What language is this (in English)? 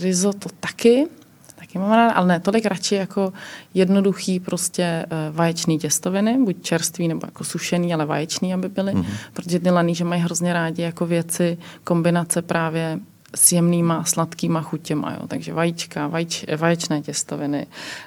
Czech